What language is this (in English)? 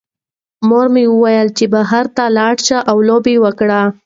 Pashto